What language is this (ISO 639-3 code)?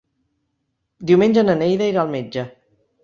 cat